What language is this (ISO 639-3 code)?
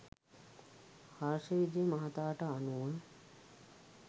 sin